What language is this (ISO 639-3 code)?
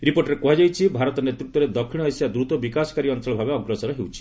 ori